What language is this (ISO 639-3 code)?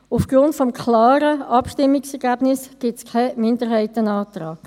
gsw